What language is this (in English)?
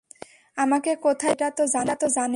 Bangla